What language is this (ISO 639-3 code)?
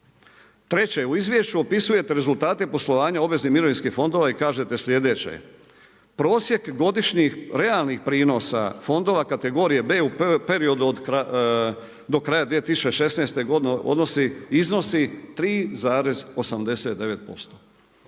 hrv